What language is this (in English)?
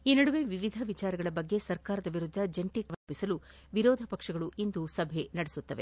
Kannada